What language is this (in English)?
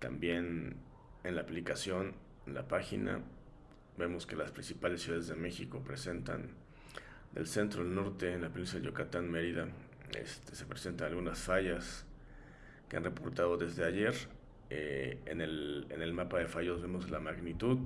Spanish